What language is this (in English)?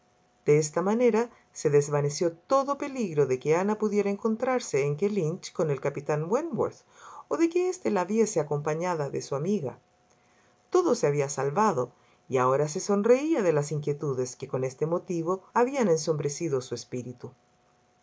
Spanish